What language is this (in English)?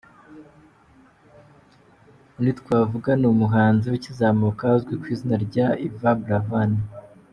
Kinyarwanda